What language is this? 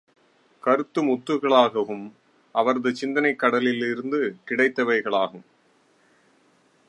Tamil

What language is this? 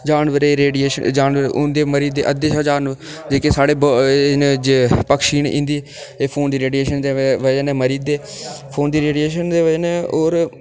Dogri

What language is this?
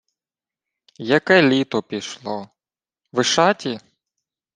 Ukrainian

